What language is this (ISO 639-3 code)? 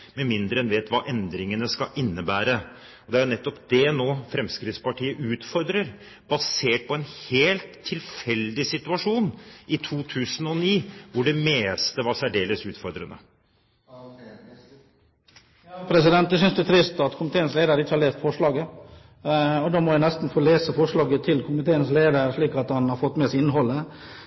nob